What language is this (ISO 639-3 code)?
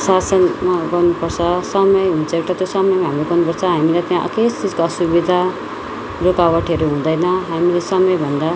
nep